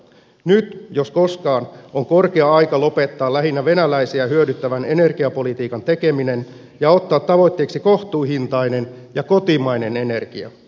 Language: Finnish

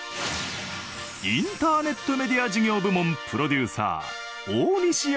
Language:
Japanese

